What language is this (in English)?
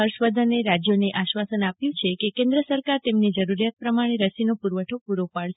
Gujarati